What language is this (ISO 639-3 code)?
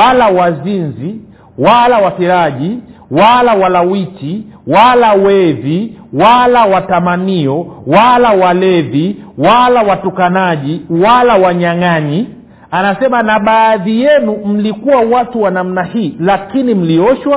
swa